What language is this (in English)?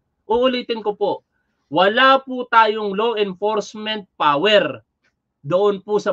Filipino